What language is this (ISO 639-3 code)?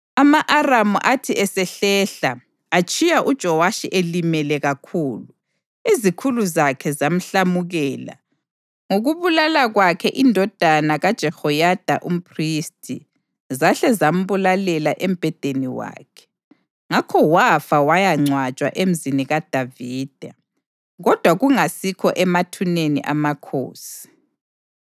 nde